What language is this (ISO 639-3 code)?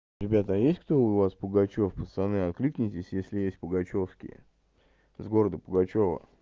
rus